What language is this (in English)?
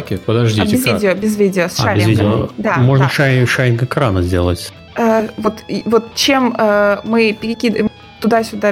Russian